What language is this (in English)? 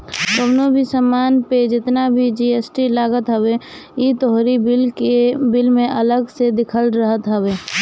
Bhojpuri